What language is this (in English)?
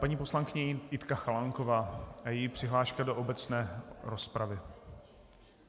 Czech